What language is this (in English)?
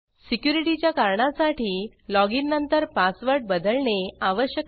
Marathi